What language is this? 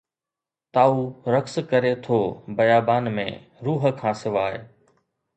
Sindhi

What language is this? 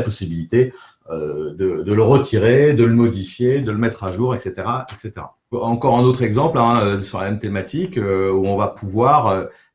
French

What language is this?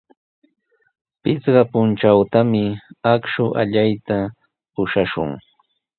Sihuas Ancash Quechua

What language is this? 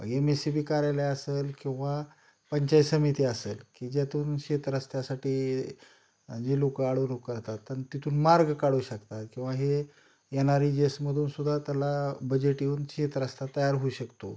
Marathi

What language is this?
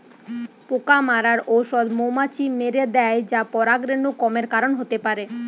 Bangla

